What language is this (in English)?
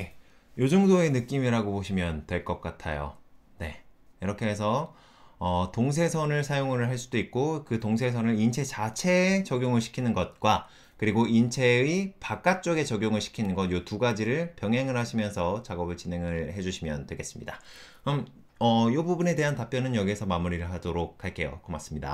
Korean